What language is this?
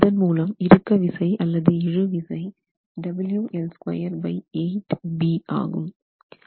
Tamil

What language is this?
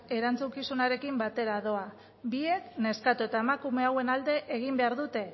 Basque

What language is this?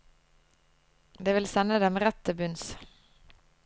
Norwegian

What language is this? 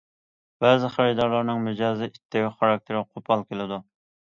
Uyghur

